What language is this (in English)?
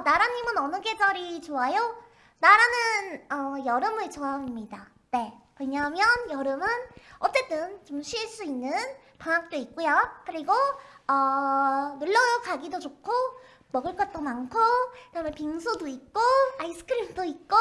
Korean